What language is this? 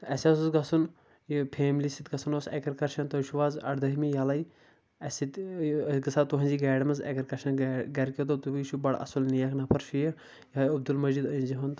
Kashmiri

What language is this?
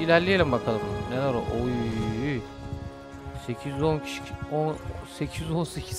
Turkish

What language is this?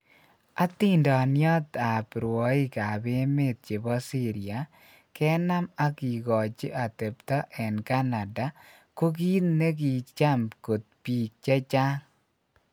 Kalenjin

